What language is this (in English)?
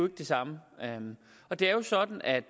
Danish